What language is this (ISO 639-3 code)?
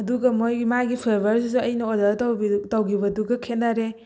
mni